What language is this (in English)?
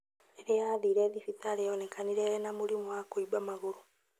Kikuyu